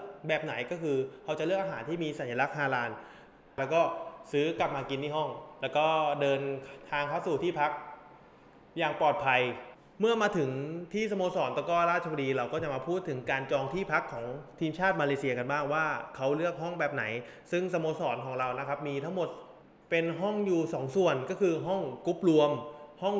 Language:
Thai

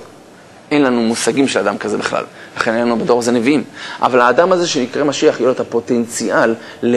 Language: Hebrew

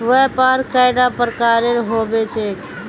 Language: Magahi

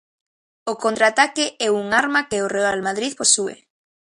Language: Galician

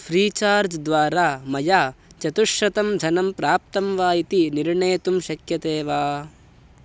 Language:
Sanskrit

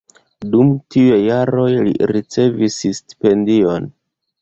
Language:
Esperanto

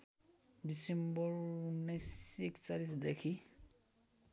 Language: Nepali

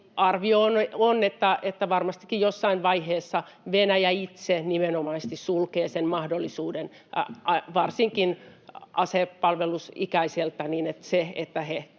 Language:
Finnish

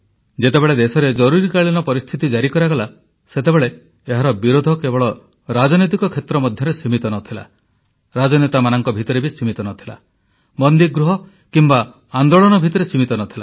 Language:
Odia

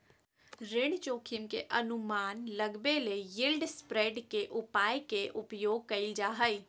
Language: Magahi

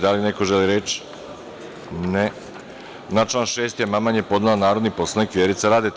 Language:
Serbian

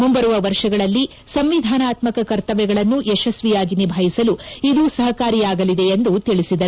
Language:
Kannada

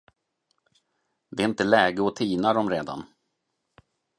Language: Swedish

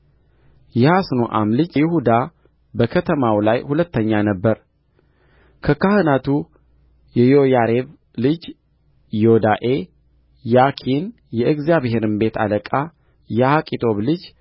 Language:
Amharic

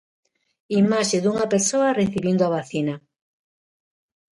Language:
Galician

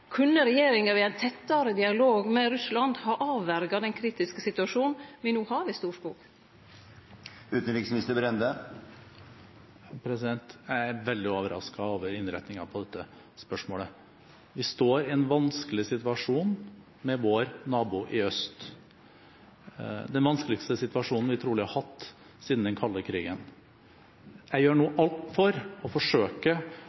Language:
Norwegian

